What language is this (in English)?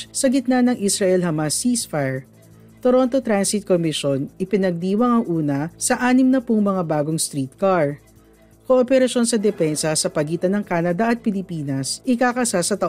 Filipino